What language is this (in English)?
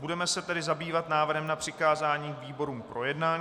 Czech